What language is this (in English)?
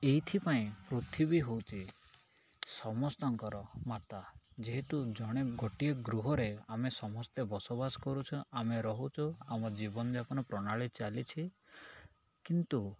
Odia